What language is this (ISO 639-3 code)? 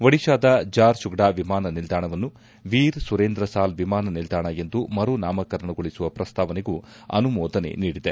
kan